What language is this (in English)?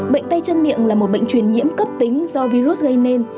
Vietnamese